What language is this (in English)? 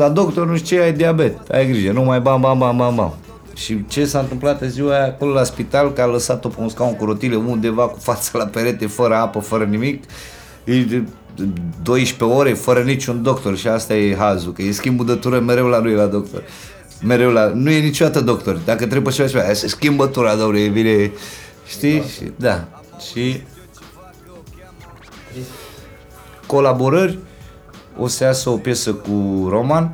Romanian